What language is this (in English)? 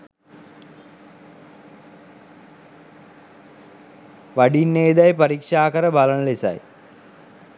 Sinhala